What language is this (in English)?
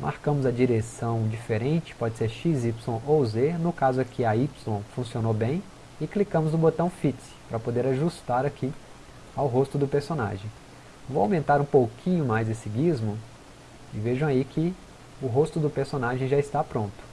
Portuguese